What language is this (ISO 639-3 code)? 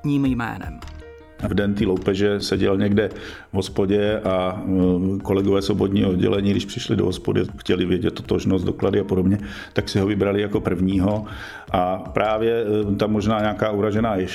ces